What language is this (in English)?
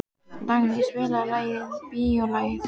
Icelandic